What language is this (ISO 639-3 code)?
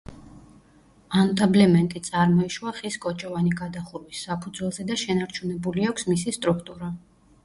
kat